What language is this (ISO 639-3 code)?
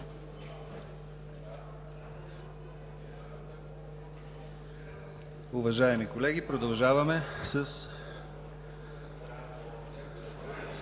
bul